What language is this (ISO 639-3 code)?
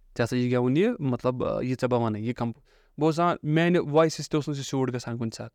urd